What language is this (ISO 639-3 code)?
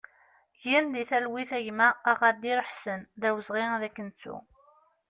kab